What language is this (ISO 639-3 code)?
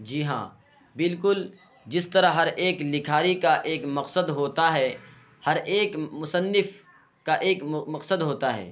urd